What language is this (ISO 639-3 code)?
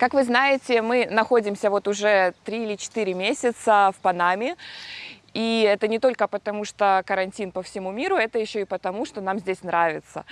rus